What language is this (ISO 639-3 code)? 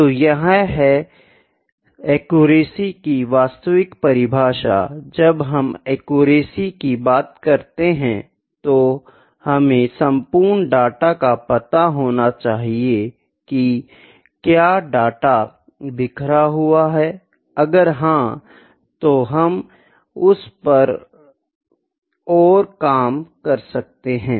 hin